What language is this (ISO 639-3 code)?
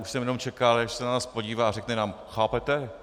ces